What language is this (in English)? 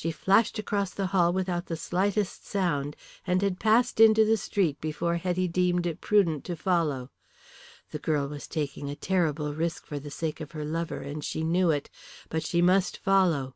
English